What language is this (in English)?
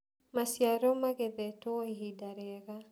Kikuyu